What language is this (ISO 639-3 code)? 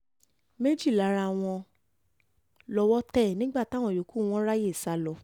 yor